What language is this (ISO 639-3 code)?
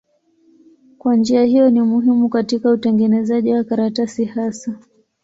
swa